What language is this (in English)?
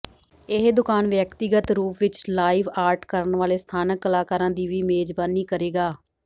Punjabi